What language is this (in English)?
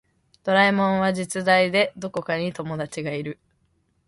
Japanese